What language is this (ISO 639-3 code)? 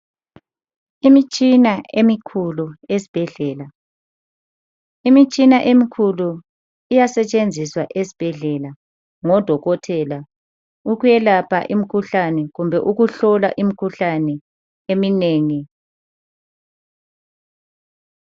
nde